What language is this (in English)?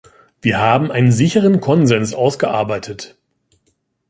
German